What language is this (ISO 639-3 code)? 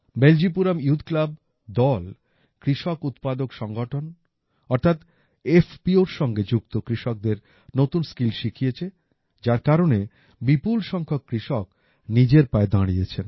ben